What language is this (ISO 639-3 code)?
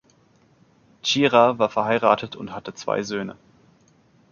deu